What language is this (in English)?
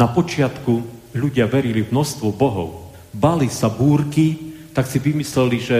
Slovak